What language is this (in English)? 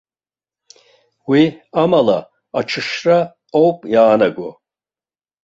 Abkhazian